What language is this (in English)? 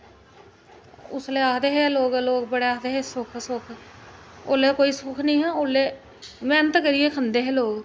Dogri